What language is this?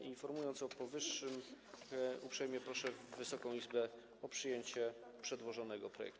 Polish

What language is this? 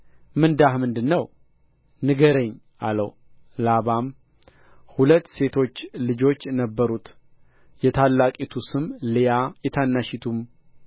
Amharic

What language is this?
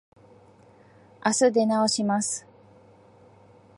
Japanese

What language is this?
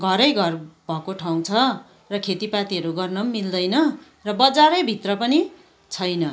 Nepali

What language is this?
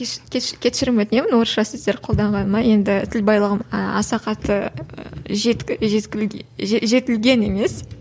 Kazakh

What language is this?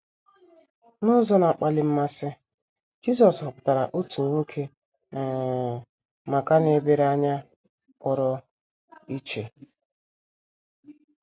Igbo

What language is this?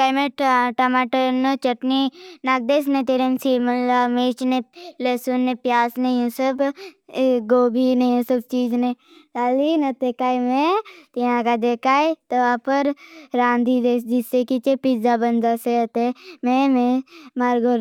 Bhili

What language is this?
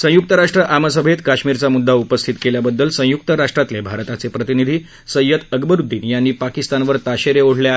Marathi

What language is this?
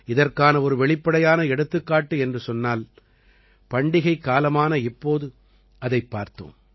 Tamil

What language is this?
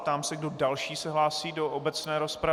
Czech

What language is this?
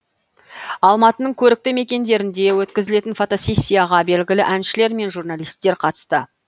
Kazakh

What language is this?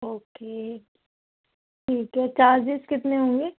Urdu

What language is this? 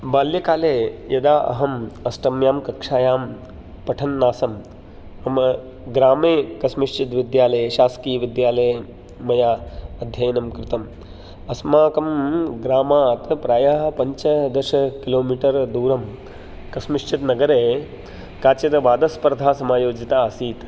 Sanskrit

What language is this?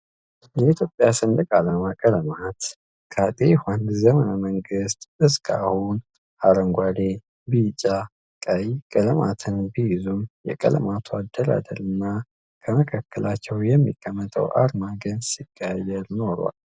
Amharic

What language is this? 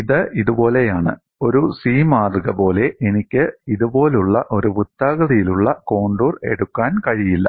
Malayalam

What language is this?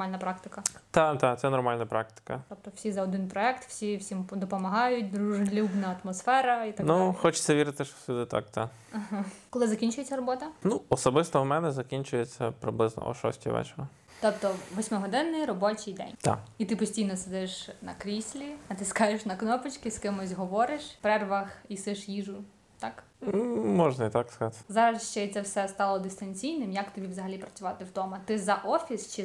Ukrainian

